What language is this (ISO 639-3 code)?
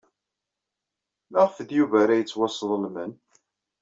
kab